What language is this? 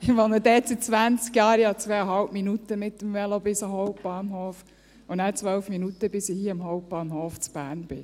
Swiss German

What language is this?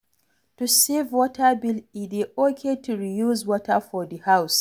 Nigerian Pidgin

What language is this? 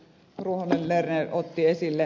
Finnish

